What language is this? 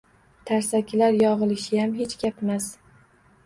Uzbek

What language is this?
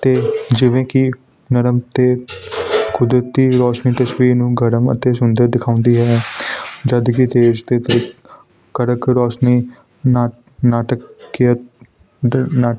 Punjabi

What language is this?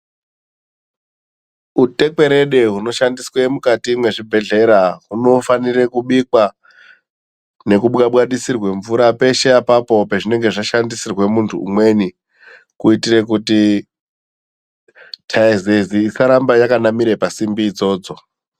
Ndau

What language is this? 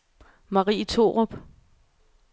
Danish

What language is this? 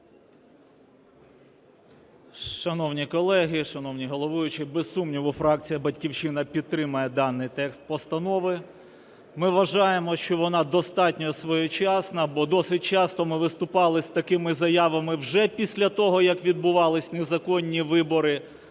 Ukrainian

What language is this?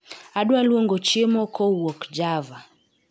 Luo (Kenya and Tanzania)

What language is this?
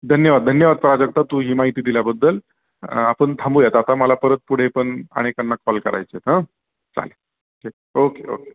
Marathi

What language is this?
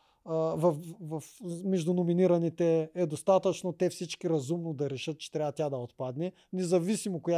Bulgarian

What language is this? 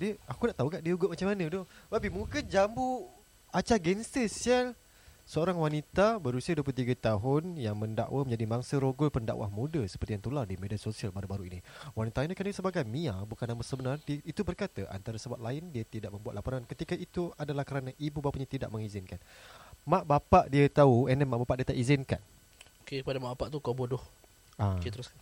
Malay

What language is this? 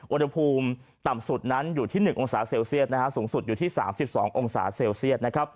Thai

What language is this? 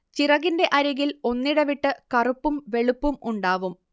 Malayalam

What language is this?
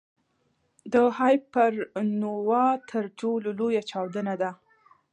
Pashto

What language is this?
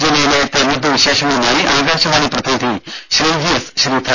Malayalam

